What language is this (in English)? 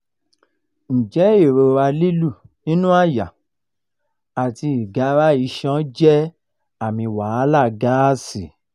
Yoruba